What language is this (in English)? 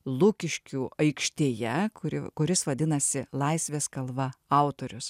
Lithuanian